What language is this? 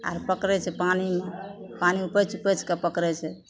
Maithili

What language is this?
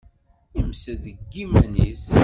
Kabyle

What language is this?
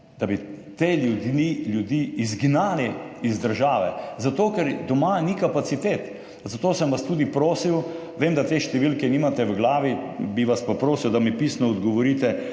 Slovenian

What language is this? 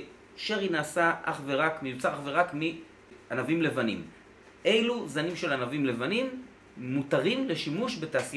Hebrew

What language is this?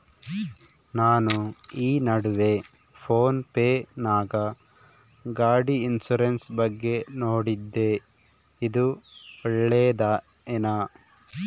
Kannada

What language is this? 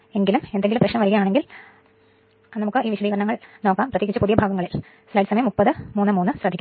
Malayalam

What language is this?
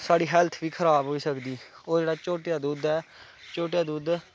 Dogri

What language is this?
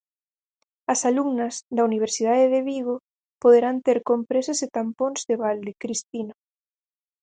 Galician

